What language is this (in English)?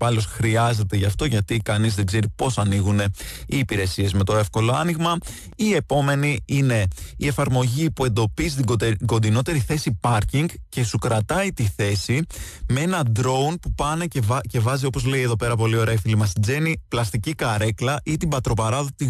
Greek